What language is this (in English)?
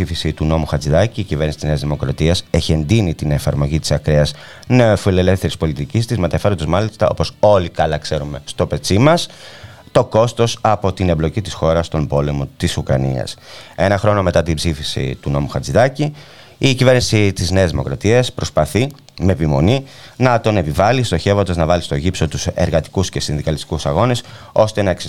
Greek